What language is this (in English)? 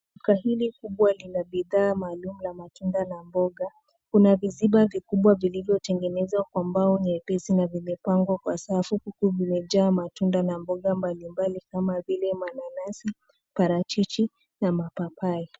Swahili